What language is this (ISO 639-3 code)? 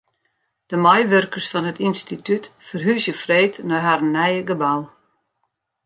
fry